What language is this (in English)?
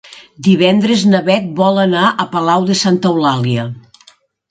Catalan